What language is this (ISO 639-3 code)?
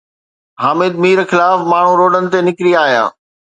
snd